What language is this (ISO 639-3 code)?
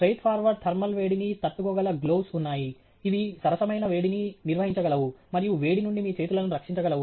tel